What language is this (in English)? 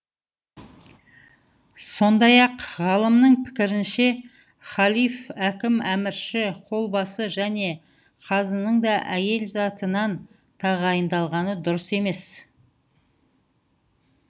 Kazakh